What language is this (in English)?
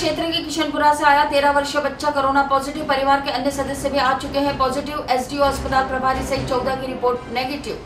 Hindi